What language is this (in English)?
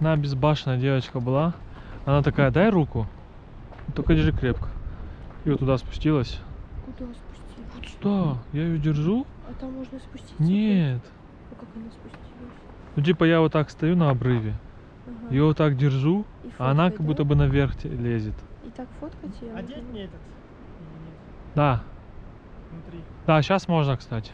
Russian